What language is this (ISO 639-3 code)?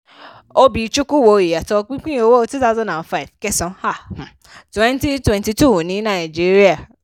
yor